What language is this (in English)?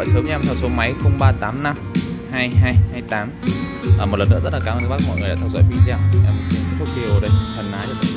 Vietnamese